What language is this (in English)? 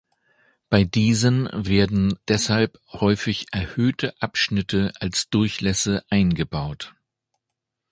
German